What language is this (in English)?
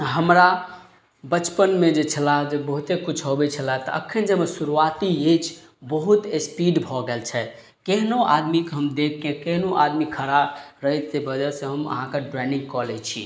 Maithili